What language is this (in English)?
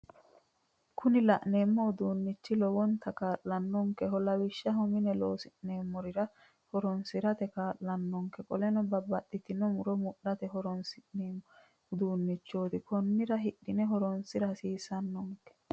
Sidamo